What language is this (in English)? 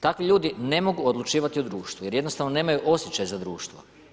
Croatian